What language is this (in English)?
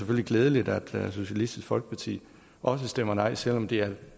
Danish